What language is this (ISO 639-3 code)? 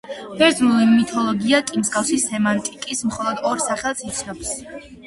kat